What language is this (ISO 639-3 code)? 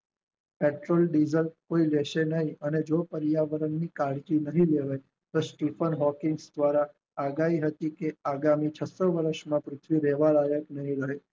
guj